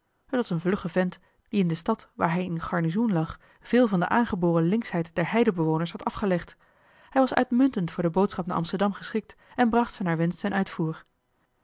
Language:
Dutch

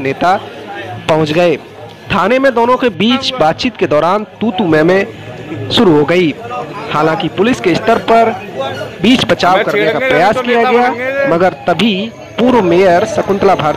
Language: Hindi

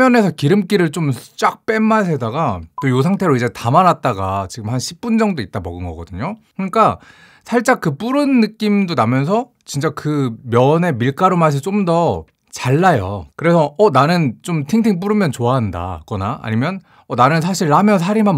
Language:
Korean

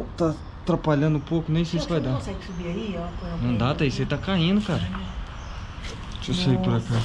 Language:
Portuguese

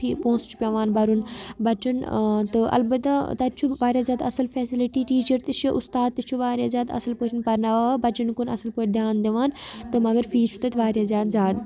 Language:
Kashmiri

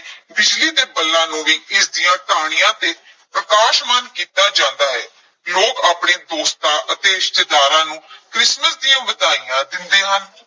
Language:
Punjabi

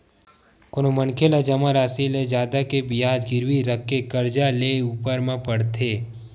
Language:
Chhattisgarhi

